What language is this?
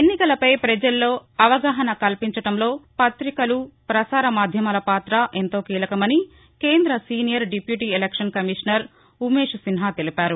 Telugu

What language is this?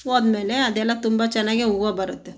Kannada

